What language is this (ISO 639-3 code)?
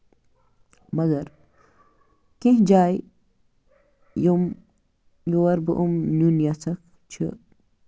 kas